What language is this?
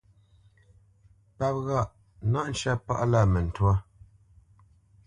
Bamenyam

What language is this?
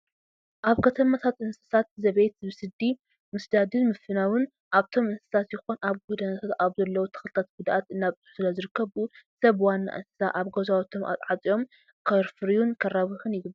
Tigrinya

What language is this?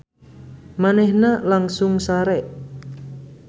Sundanese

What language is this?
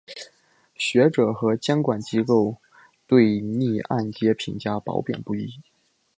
Chinese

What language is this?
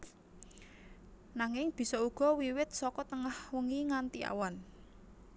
Javanese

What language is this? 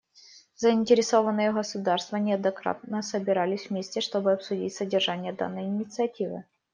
Russian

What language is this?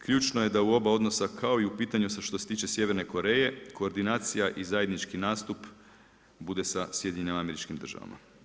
Croatian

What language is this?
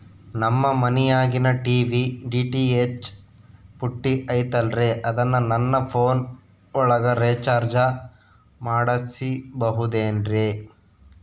Kannada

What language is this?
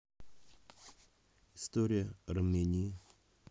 Russian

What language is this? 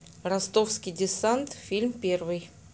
Russian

